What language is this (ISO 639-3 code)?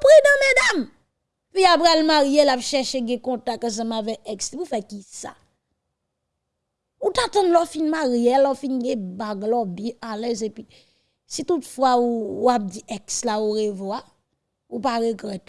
fra